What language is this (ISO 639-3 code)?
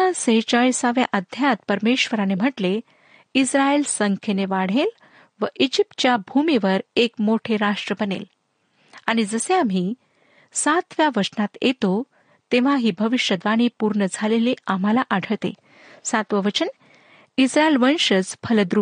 mar